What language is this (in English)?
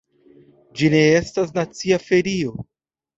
Esperanto